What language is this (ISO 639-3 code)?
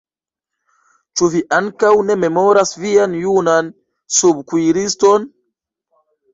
epo